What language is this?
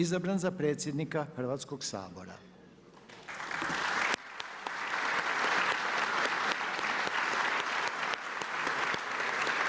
Croatian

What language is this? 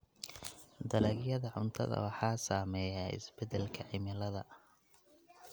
Somali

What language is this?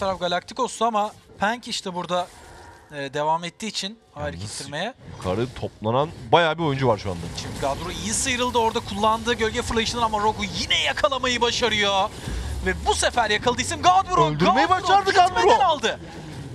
Turkish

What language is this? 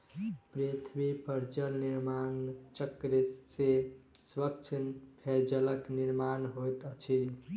Maithili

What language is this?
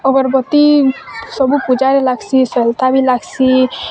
Odia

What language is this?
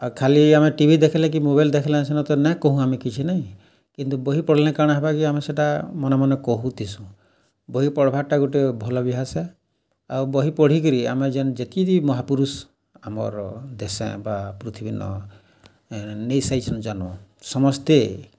Odia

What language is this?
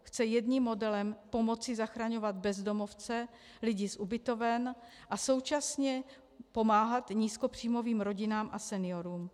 Czech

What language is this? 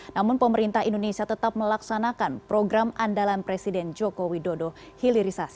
Indonesian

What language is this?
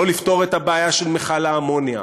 Hebrew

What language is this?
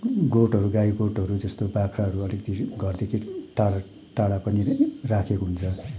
Nepali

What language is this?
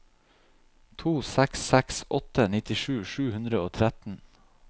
Norwegian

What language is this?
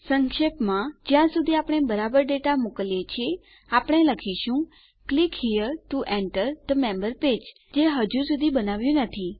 Gujarati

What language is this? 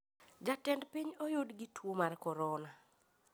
Luo (Kenya and Tanzania)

